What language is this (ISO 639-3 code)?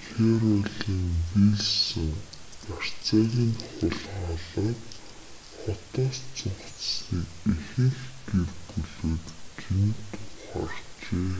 mon